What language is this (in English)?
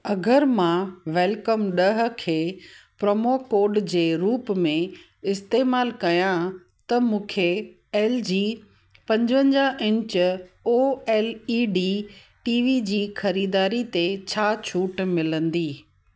Sindhi